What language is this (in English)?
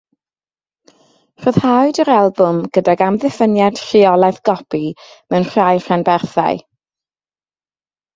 Welsh